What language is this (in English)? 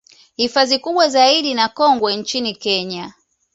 Swahili